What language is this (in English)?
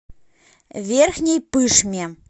Russian